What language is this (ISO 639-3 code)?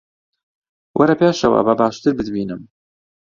ckb